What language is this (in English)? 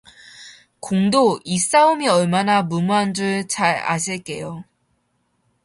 Korean